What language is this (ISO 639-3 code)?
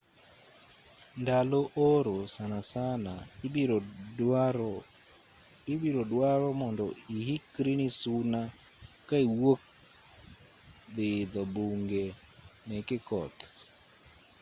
luo